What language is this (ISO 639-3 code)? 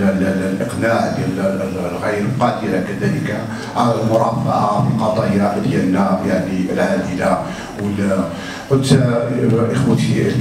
ara